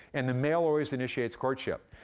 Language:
English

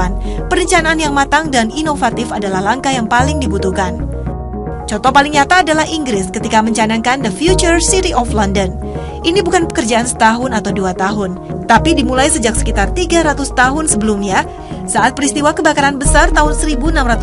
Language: Indonesian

